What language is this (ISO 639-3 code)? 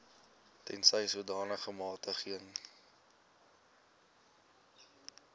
afr